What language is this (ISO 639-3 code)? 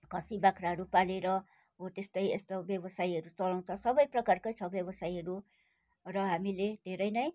nep